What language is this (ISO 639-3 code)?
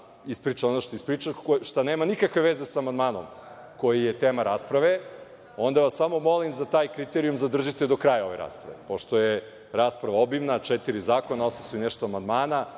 srp